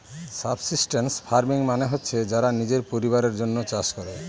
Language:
Bangla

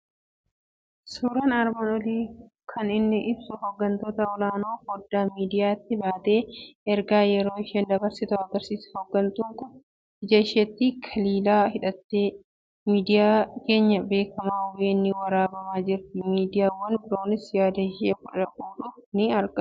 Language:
Oromo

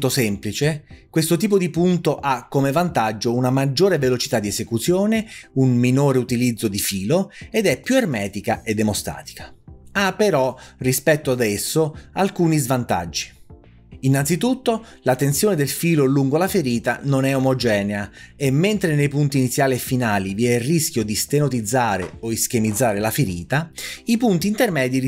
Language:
Italian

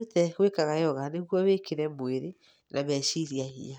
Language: Kikuyu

